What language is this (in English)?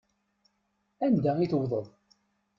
Kabyle